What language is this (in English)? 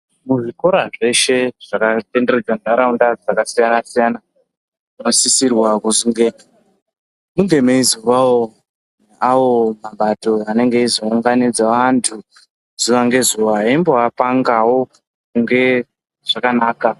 Ndau